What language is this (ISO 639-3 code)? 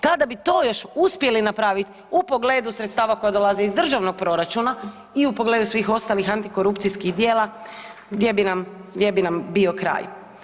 hrv